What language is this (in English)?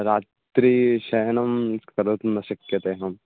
Sanskrit